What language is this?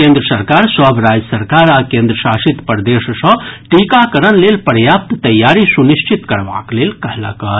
Maithili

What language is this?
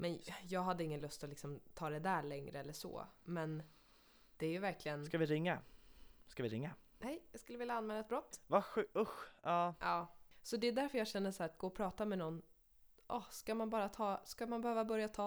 Swedish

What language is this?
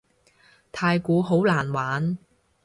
Cantonese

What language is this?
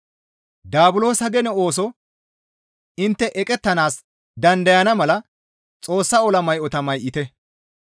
Gamo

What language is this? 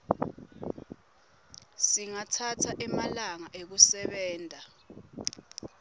Swati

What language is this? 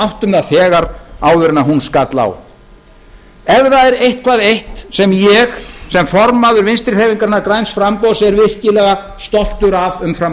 Icelandic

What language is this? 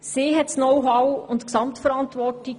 Swiss German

